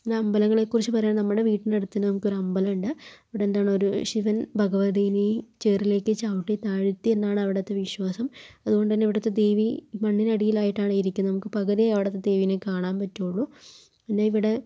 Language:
Malayalam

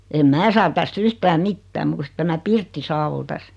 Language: Finnish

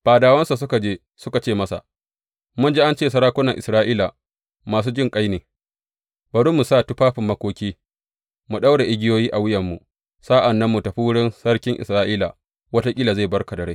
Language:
Hausa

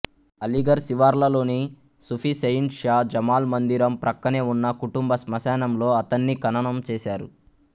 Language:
Telugu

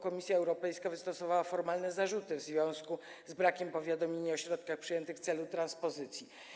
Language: Polish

